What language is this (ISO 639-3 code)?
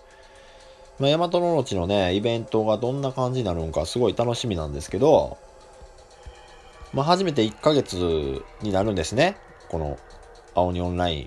jpn